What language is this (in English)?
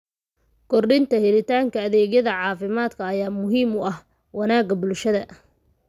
Somali